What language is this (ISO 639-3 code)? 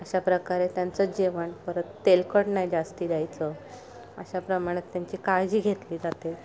mar